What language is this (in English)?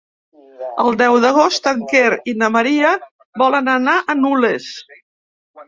Catalan